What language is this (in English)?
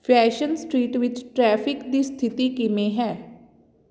Punjabi